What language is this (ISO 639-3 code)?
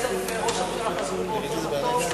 heb